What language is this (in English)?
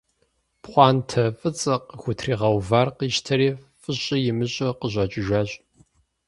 Kabardian